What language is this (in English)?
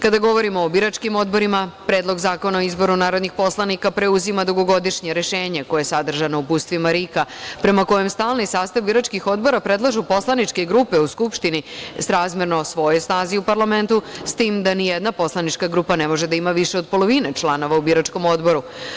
Serbian